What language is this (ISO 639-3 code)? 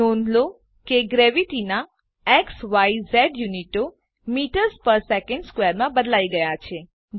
guj